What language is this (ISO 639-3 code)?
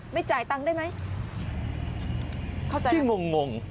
tha